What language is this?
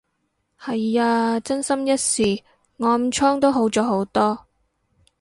Cantonese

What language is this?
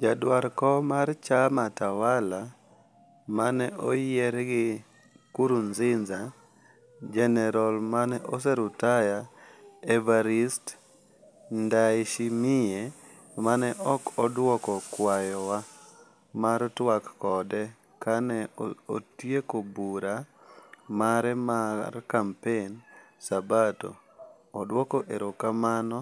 Luo (Kenya and Tanzania)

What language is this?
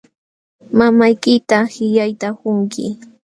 Jauja Wanca Quechua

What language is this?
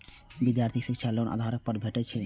Maithili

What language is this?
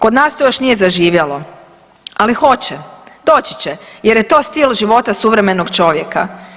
Croatian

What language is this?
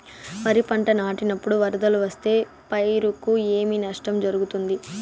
Telugu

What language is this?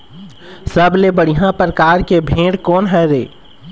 Chhattisgarhi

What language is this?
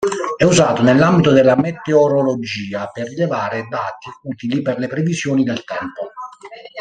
Italian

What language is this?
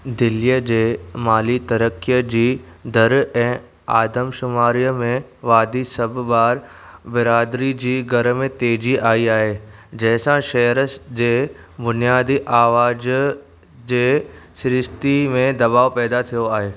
Sindhi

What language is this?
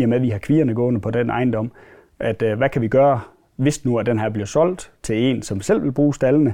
Danish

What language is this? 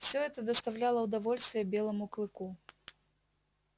Russian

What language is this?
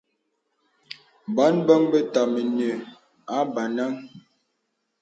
Bebele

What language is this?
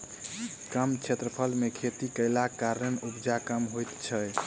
Maithili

